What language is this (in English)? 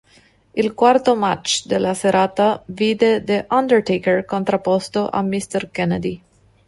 Italian